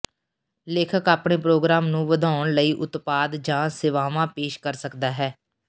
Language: Punjabi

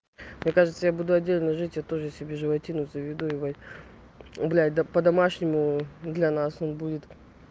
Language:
Russian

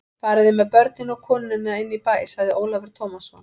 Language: Icelandic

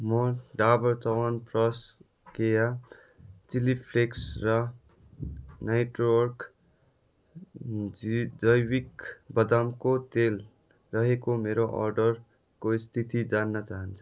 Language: Nepali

